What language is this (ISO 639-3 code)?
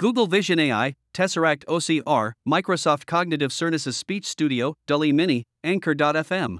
bul